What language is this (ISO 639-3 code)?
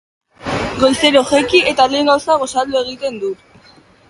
eus